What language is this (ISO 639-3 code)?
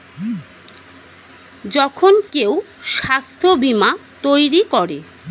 ben